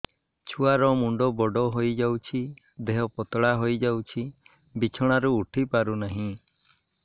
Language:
Odia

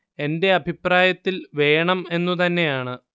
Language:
Malayalam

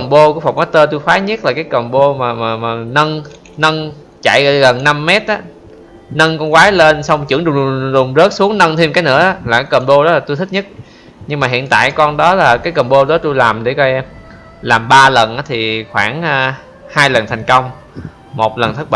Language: Vietnamese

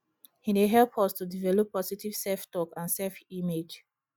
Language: Nigerian Pidgin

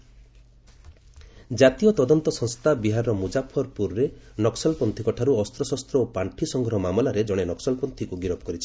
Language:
Odia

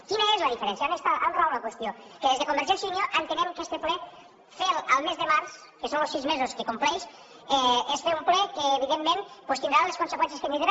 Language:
Catalan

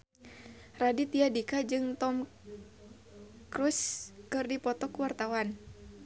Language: Sundanese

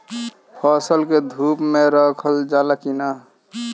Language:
Bhojpuri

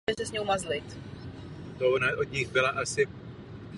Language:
Czech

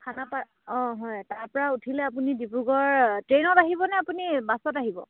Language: Assamese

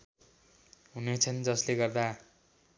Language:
Nepali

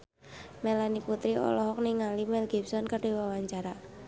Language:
Sundanese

